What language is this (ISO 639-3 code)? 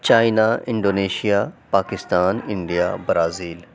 urd